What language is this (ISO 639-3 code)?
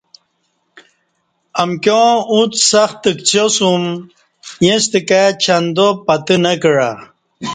bsh